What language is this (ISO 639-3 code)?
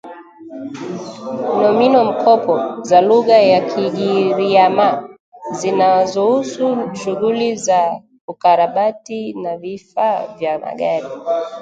swa